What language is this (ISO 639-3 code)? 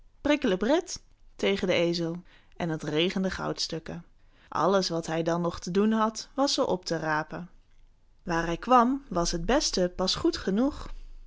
nld